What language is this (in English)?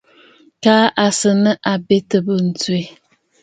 Bafut